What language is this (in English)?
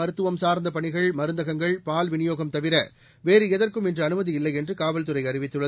Tamil